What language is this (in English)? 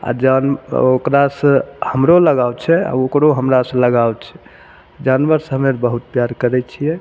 Maithili